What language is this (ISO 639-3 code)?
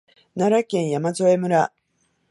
jpn